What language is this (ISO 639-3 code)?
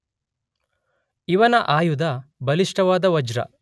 kan